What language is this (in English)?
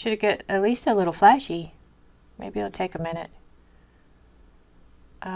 English